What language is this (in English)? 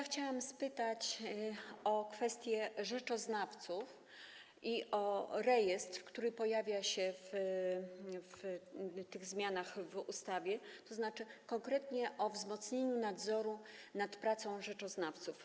Polish